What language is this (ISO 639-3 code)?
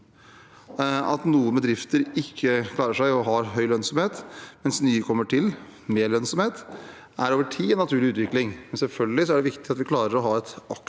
nor